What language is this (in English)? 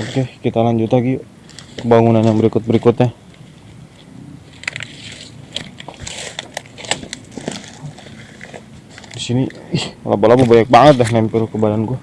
Indonesian